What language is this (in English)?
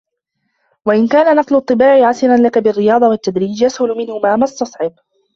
Arabic